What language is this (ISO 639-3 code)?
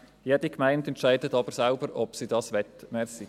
gsw